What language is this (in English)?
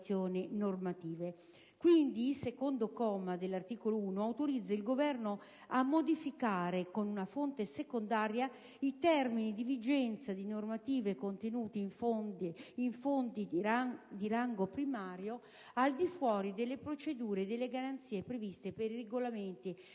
Italian